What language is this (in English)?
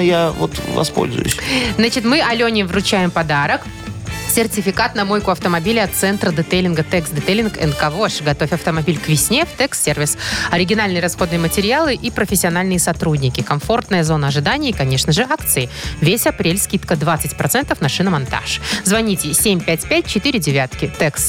Russian